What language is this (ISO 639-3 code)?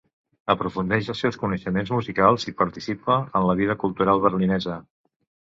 cat